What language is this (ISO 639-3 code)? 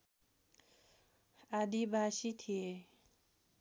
nep